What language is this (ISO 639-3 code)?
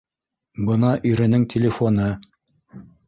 bak